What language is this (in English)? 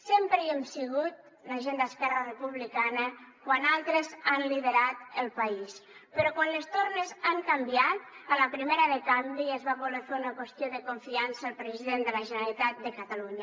Catalan